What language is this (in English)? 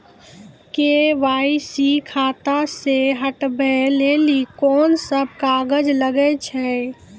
Maithili